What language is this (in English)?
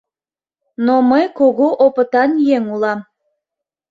Mari